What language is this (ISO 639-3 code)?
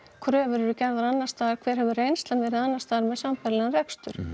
isl